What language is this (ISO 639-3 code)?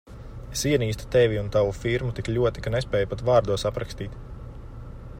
lav